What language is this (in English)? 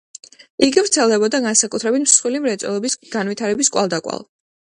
Georgian